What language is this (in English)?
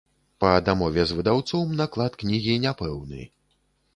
Belarusian